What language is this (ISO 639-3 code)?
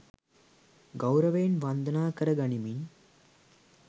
sin